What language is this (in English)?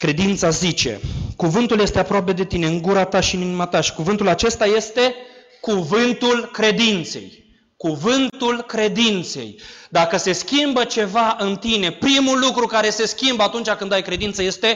Romanian